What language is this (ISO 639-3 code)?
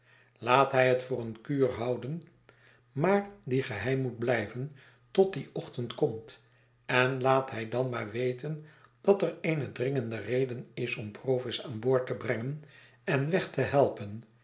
nld